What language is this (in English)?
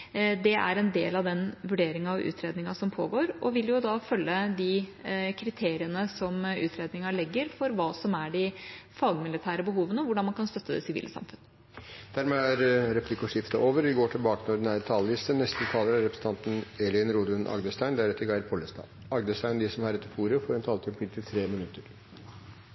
Norwegian Bokmål